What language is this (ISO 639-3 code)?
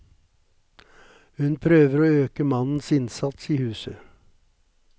nor